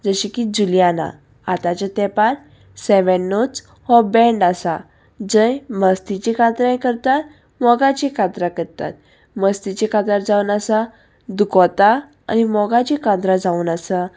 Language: Konkani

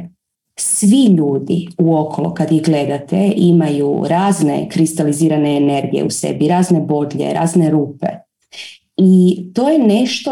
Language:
Croatian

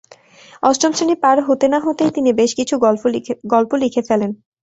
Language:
Bangla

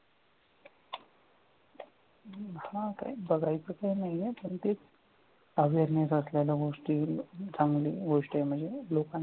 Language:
Marathi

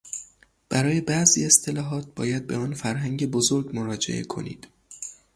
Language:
Persian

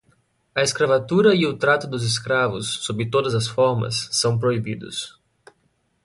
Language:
Portuguese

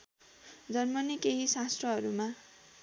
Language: Nepali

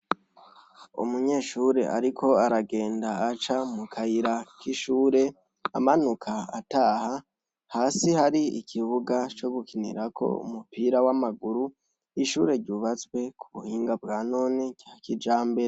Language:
Rundi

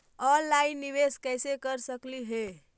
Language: Magahi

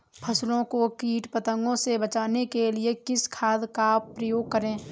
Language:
Hindi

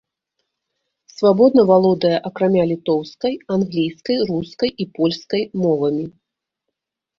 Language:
Belarusian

